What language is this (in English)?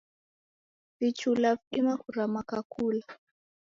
Taita